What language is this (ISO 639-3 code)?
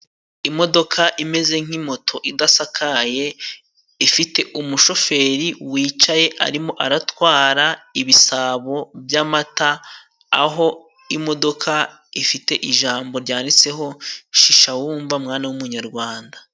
kin